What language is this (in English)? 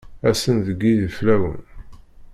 Kabyle